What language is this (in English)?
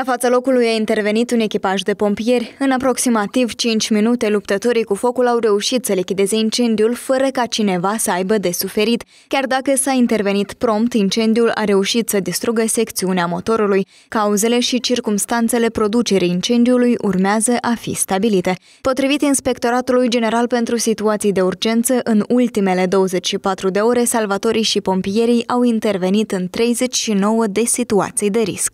Romanian